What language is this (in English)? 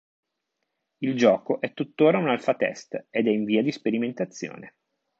Italian